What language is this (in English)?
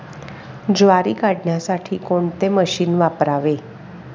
Marathi